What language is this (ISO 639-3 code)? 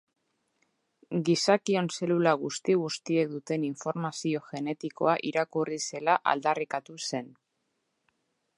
eus